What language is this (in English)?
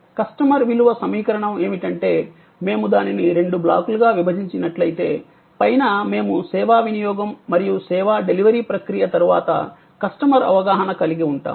Telugu